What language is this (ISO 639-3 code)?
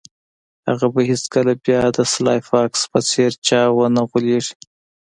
pus